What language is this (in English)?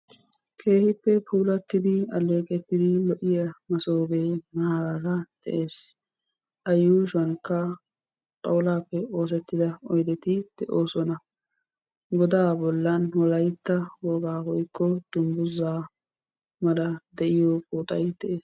Wolaytta